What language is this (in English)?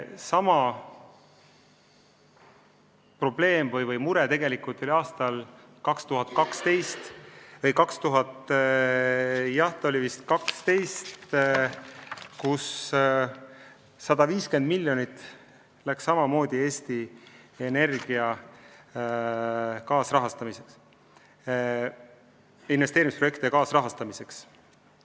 Estonian